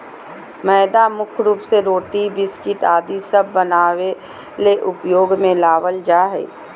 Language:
Magahi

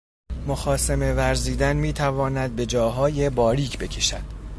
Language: Persian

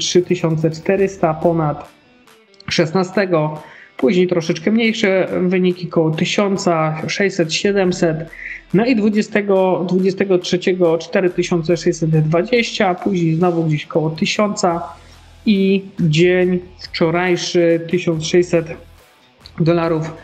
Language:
Polish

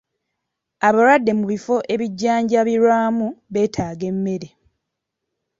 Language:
Ganda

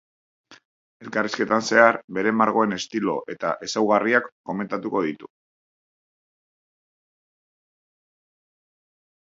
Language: Basque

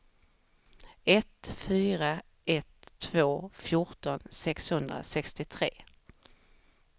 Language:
Swedish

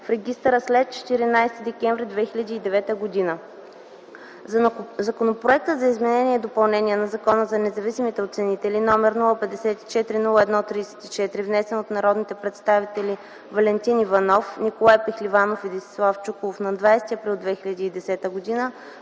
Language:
Bulgarian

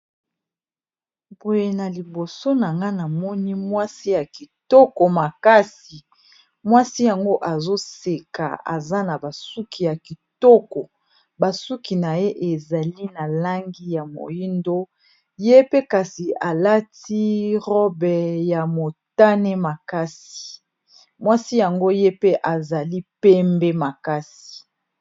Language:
Lingala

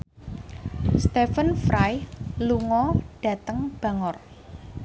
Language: Javanese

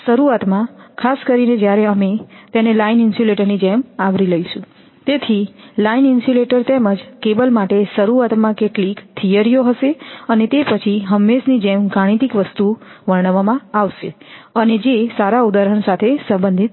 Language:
Gujarati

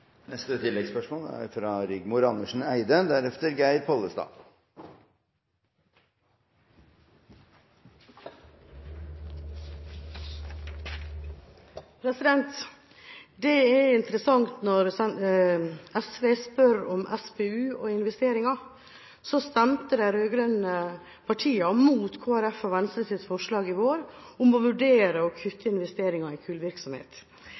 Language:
Norwegian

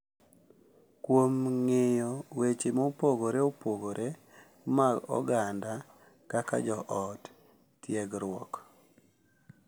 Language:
Luo (Kenya and Tanzania)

